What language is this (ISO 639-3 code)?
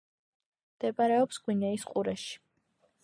kat